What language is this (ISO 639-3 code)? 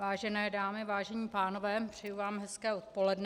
ces